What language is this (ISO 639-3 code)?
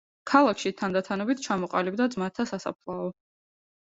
kat